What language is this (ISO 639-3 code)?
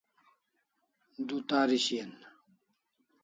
kls